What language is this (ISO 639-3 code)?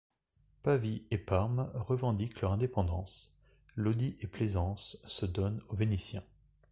fra